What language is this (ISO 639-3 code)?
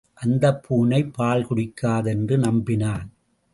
tam